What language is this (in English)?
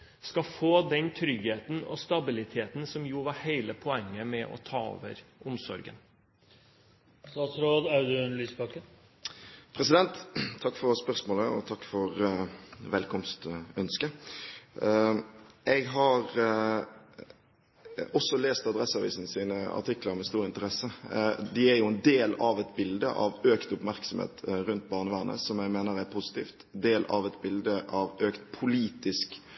Norwegian Bokmål